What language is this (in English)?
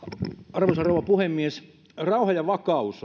Finnish